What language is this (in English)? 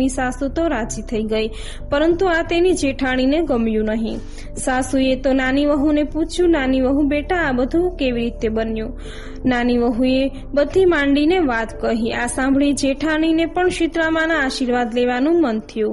Gujarati